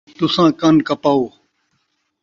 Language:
Saraiki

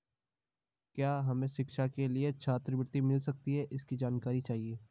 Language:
Hindi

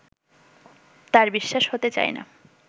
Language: Bangla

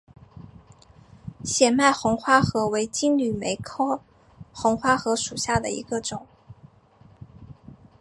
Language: Chinese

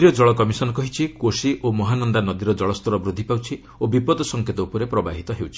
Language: Odia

